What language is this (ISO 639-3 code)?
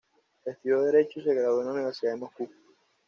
spa